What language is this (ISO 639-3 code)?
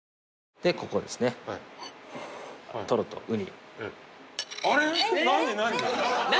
jpn